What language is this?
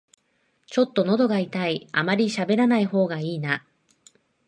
Japanese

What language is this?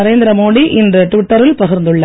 Tamil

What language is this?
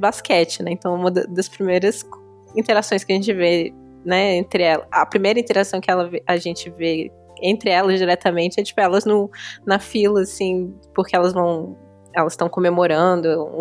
Portuguese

